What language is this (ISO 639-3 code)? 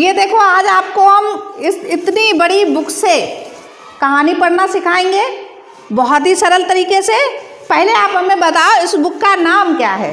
hin